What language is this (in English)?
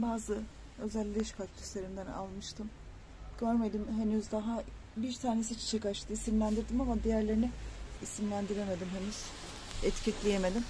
Turkish